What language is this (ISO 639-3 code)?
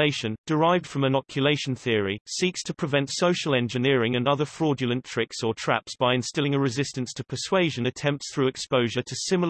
eng